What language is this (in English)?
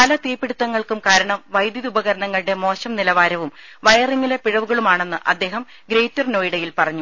Malayalam